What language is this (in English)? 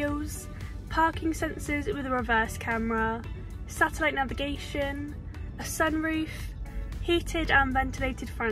English